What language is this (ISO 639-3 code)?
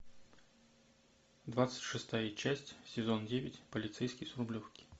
rus